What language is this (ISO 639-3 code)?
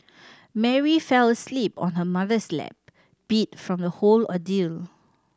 eng